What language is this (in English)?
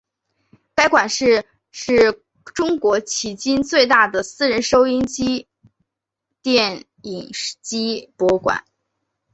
Chinese